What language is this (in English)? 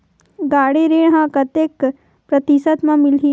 Chhattisgarhi